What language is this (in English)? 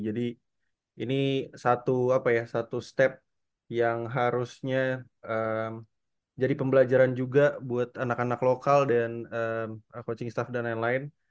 Indonesian